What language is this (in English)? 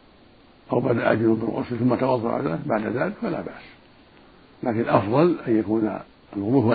Arabic